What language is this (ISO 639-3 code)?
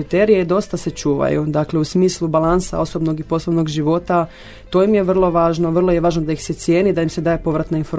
hrv